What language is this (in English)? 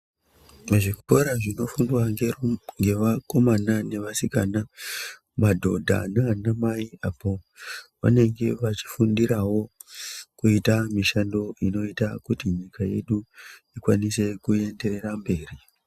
Ndau